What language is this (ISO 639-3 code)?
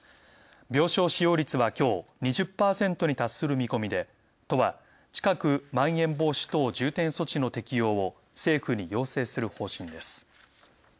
jpn